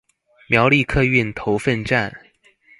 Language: Chinese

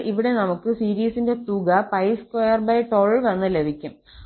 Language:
Malayalam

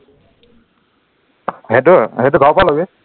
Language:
Assamese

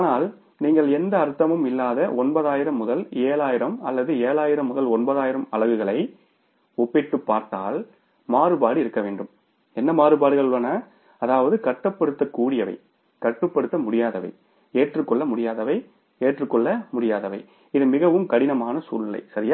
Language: Tamil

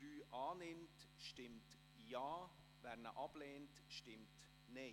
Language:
Swiss German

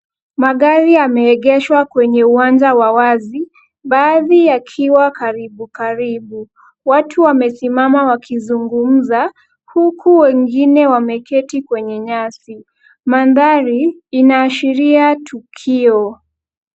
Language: Swahili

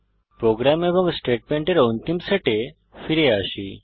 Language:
Bangla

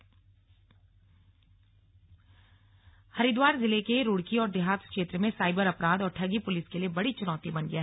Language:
Hindi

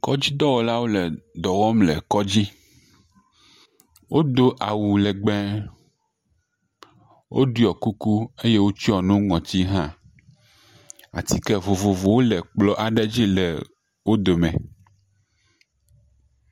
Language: Ewe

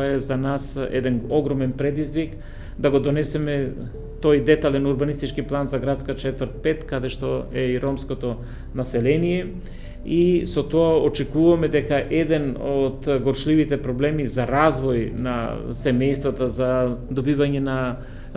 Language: Macedonian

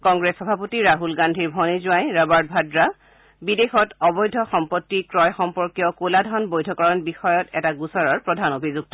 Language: Assamese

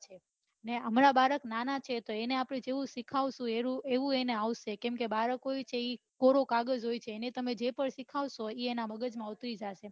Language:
Gujarati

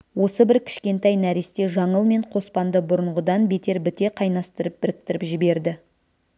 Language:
Kazakh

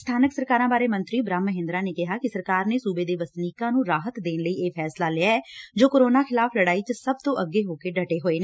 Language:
Punjabi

